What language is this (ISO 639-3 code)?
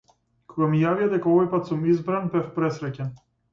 mkd